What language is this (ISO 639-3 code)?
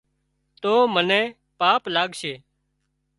kxp